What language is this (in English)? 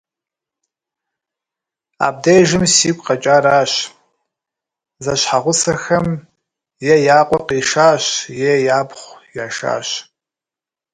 Kabardian